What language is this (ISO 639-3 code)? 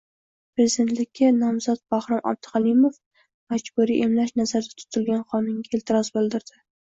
uzb